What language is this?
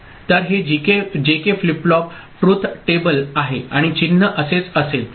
Marathi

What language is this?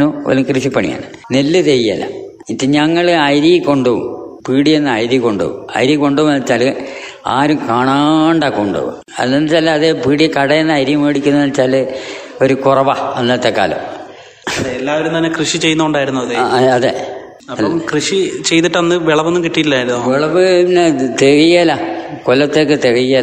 Malayalam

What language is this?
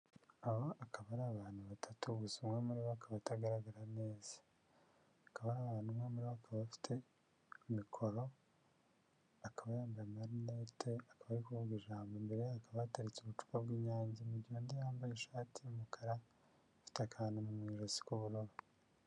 Kinyarwanda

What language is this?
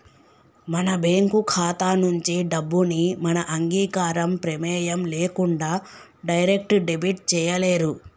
Telugu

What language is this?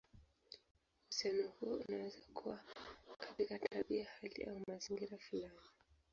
Swahili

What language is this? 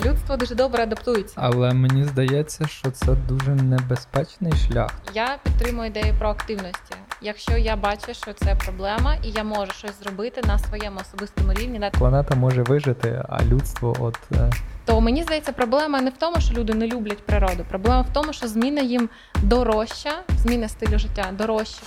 Ukrainian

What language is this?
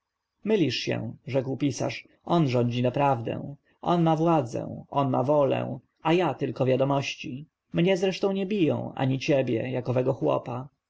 Polish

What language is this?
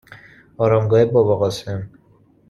Persian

